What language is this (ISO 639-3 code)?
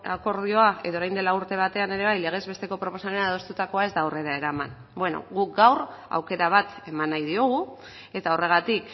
eus